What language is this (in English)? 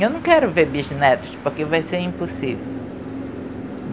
Portuguese